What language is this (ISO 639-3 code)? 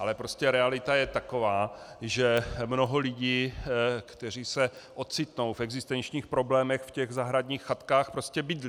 ces